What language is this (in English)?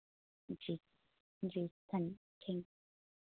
Hindi